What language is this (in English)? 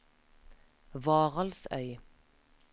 Norwegian